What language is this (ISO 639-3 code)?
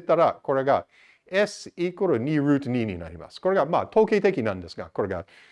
jpn